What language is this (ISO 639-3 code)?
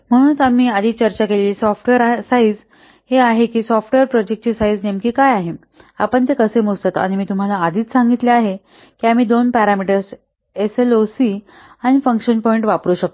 mar